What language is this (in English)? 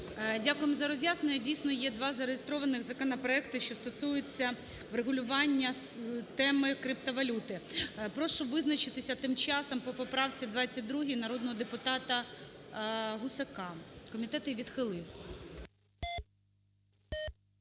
Ukrainian